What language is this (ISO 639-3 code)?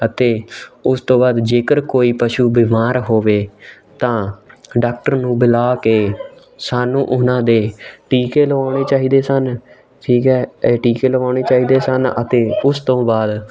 pan